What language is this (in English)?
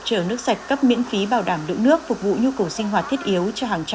Vietnamese